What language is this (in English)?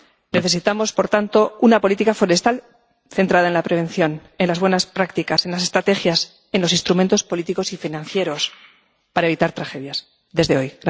Spanish